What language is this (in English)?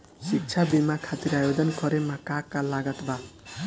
Bhojpuri